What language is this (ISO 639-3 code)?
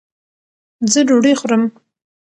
pus